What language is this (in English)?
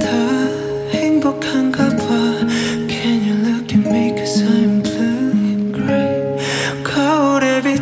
Korean